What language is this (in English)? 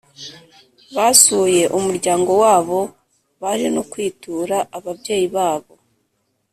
Kinyarwanda